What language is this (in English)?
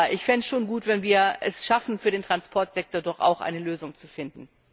German